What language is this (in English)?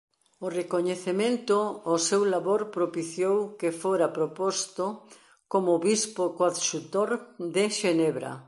Galician